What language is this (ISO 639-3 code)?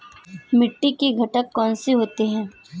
hin